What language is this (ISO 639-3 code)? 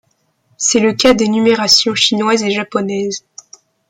fra